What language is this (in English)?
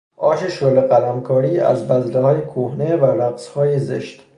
Persian